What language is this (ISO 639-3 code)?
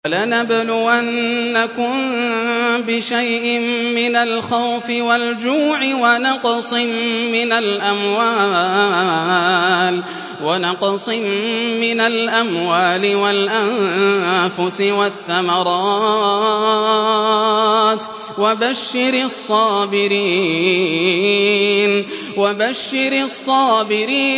ara